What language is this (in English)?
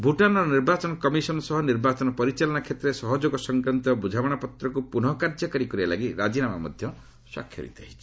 Odia